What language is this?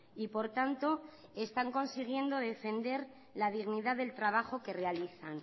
Spanish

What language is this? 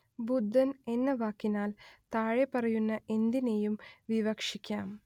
Malayalam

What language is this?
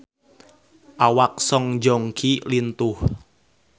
Sundanese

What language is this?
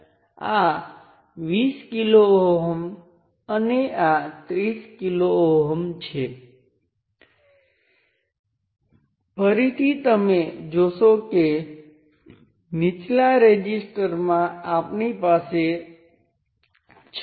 Gujarati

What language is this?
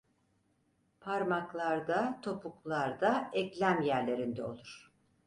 Turkish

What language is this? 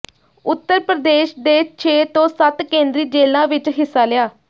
Punjabi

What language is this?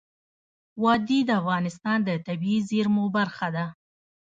Pashto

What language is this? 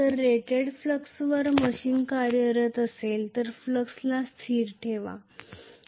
Marathi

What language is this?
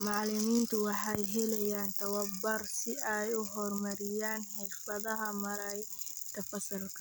Somali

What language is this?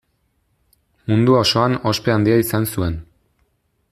Basque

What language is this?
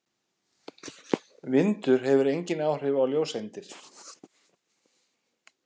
Icelandic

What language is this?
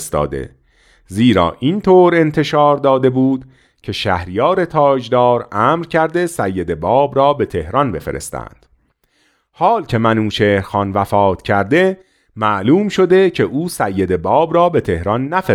Persian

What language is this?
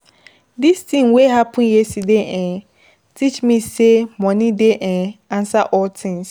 Nigerian Pidgin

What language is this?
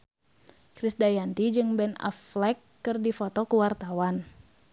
Sundanese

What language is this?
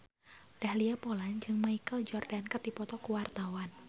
Sundanese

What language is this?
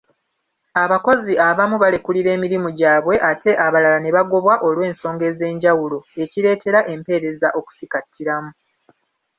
Ganda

